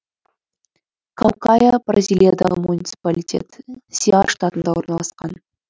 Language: Kazakh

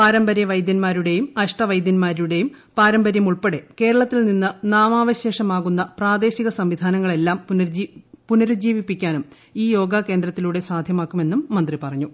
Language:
Malayalam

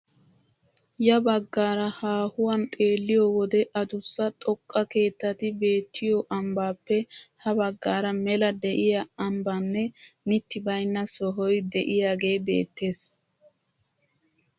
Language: Wolaytta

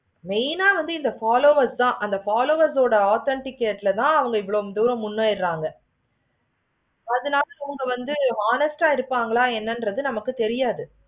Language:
Tamil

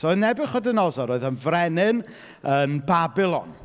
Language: Welsh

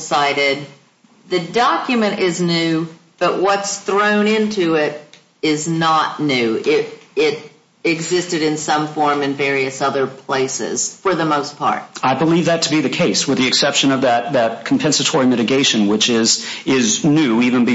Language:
English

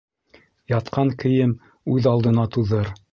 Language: Bashkir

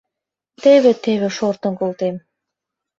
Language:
Mari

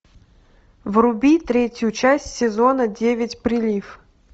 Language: Russian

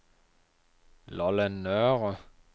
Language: Danish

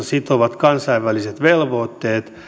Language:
Finnish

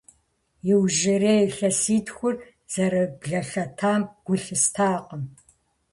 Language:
Kabardian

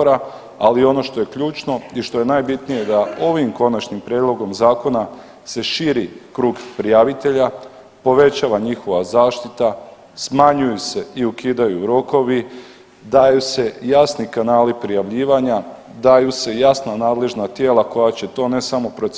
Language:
Croatian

